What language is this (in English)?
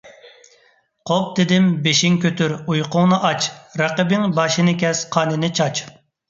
Uyghur